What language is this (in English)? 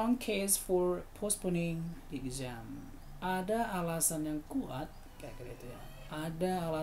Indonesian